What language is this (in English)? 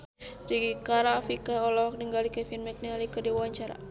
Sundanese